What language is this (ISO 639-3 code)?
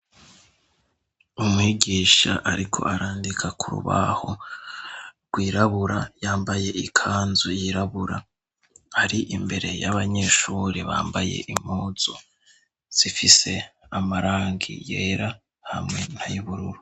run